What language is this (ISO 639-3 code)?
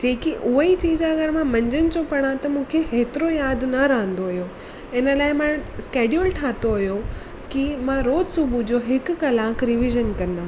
snd